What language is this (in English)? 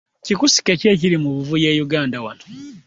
Ganda